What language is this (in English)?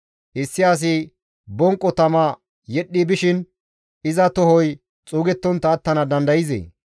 Gamo